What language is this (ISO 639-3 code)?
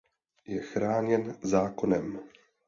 ces